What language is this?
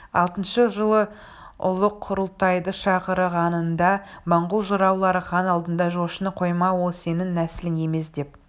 Kazakh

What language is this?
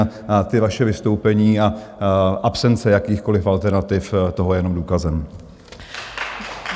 Czech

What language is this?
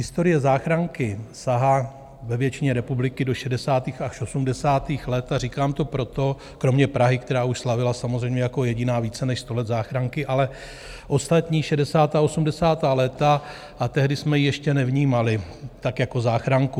Czech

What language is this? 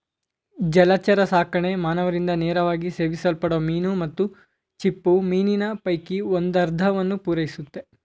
Kannada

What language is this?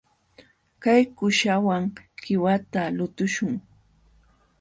Jauja Wanca Quechua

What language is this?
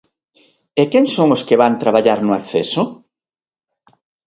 Galician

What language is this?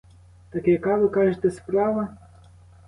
Ukrainian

